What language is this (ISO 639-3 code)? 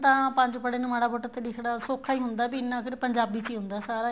pan